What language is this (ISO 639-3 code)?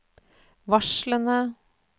nor